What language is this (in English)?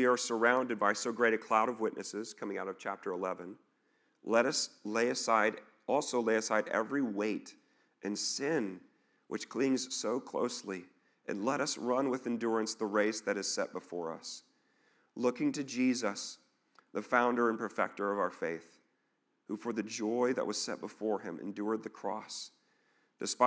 English